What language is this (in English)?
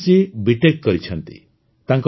Odia